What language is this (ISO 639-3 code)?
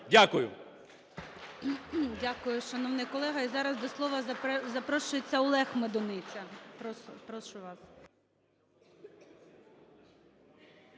ukr